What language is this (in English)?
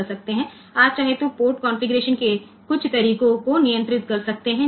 Gujarati